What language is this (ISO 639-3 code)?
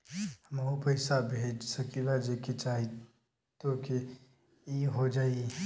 bho